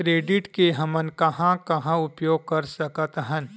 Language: Chhattisgarhi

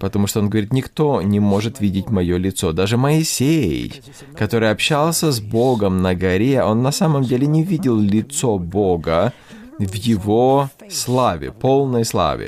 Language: Russian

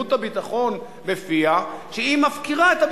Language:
Hebrew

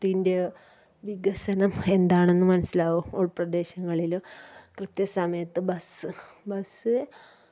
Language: Malayalam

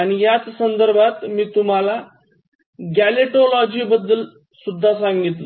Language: Marathi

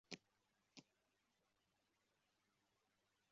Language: Kinyarwanda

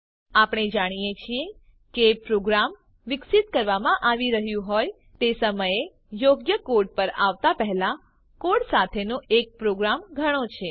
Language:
Gujarati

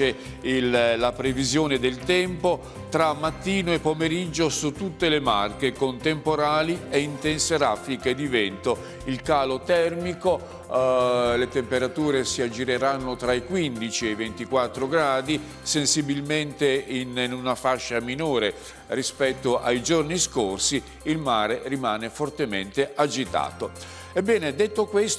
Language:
Italian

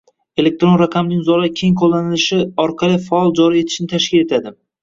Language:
Uzbek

